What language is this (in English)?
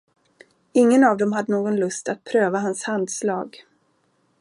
Swedish